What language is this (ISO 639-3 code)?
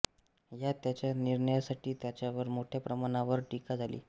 mar